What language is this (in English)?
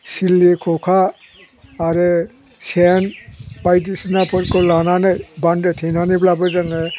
Bodo